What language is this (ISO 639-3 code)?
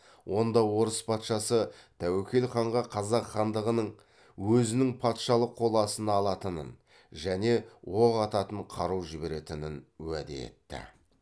kaz